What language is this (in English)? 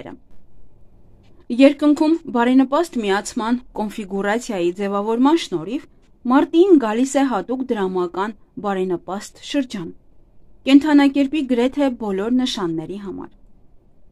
Romanian